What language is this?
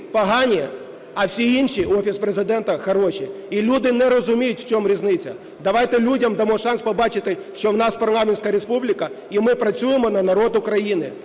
Ukrainian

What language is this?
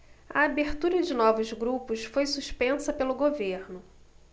Portuguese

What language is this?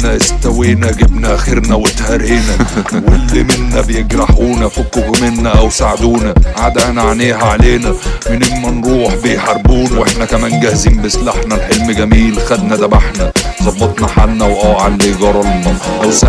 Arabic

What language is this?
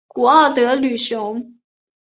Chinese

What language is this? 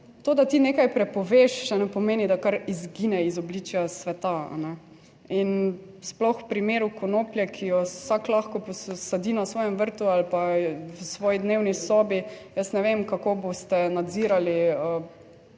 Slovenian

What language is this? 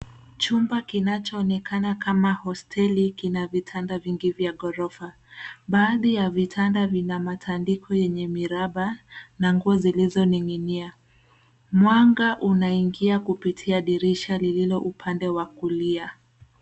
Swahili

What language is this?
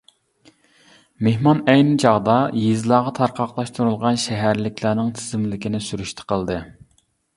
Uyghur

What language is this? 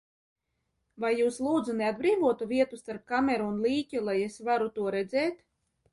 Latvian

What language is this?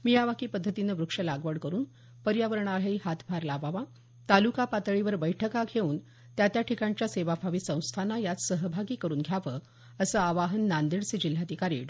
Marathi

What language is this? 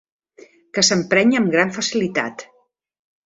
Catalan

